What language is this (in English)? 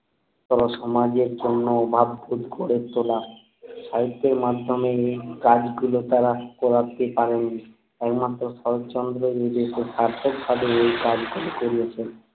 Bangla